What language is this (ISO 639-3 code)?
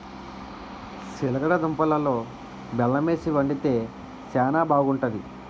tel